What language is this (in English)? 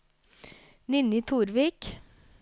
Norwegian